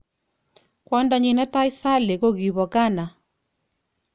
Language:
Kalenjin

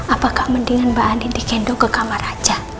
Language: Indonesian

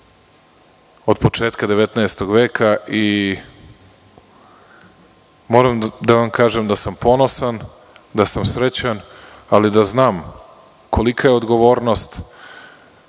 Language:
Serbian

